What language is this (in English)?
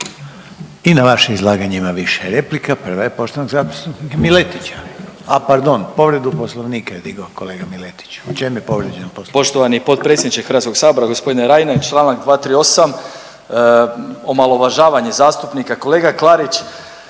Croatian